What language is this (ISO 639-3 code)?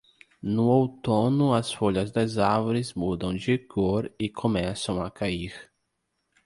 por